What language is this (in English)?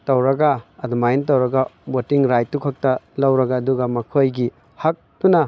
Manipuri